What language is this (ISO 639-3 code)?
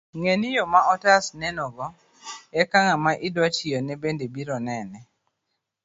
luo